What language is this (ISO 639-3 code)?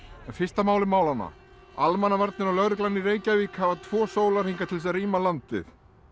isl